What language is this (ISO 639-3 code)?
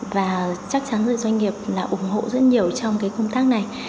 vie